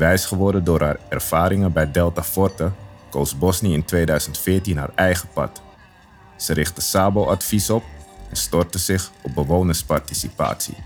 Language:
Dutch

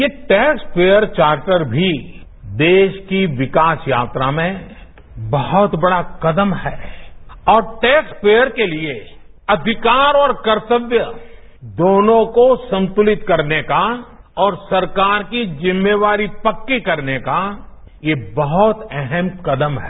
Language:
Hindi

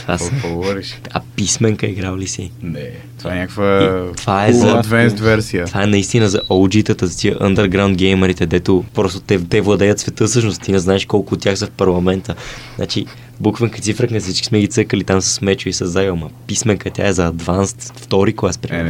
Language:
Bulgarian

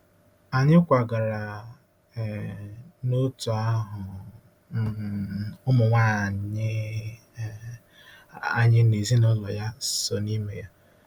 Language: Igbo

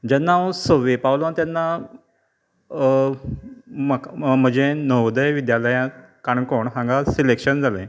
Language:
Konkani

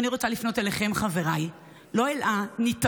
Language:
Hebrew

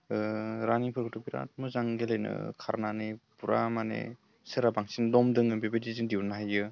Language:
Bodo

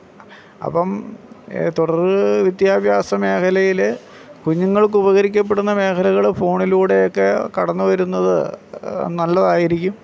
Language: Malayalam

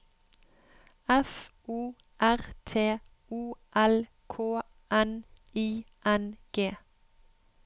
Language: Norwegian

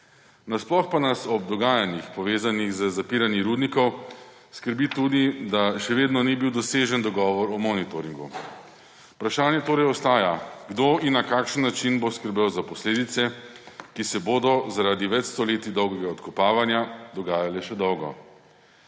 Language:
Slovenian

